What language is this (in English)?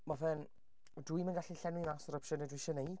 Welsh